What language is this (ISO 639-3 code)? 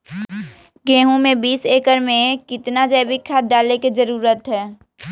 mag